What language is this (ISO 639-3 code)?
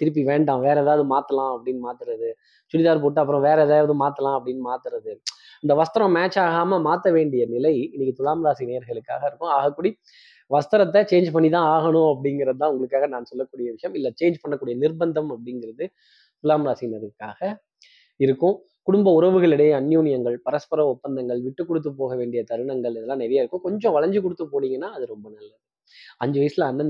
tam